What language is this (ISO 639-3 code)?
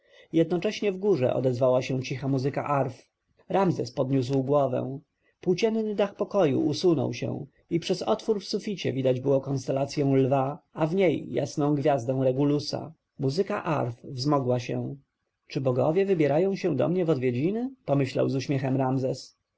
pol